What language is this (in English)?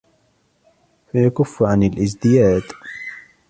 Arabic